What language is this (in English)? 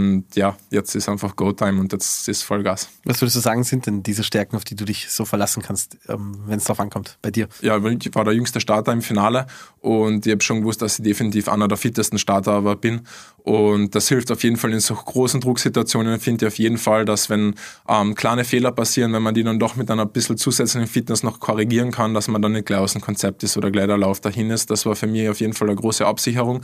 German